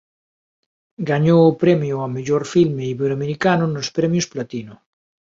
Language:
Galician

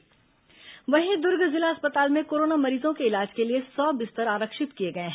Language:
Hindi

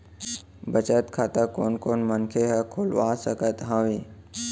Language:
Chhattisgarhi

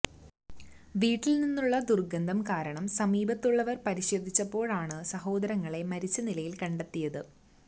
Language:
Malayalam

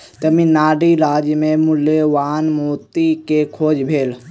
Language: Maithili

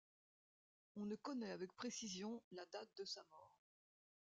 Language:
French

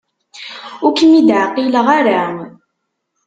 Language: Kabyle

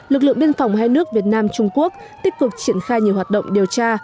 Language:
Vietnamese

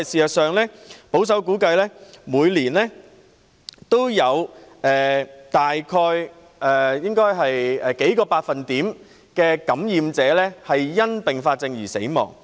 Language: Cantonese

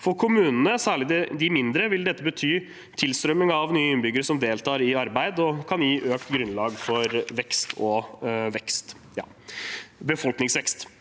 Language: Norwegian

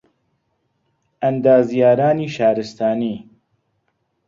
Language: Central Kurdish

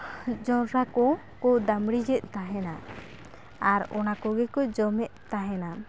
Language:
Santali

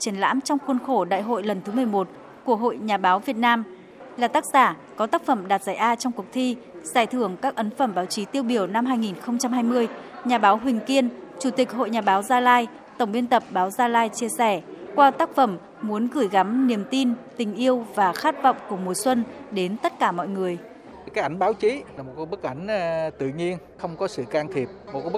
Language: Vietnamese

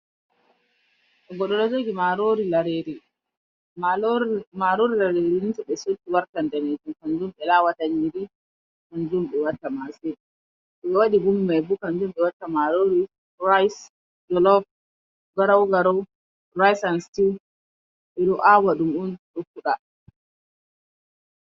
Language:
Fula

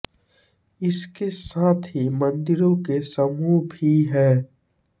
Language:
Hindi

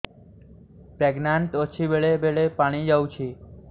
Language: Odia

